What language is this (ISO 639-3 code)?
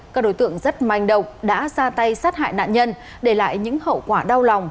vie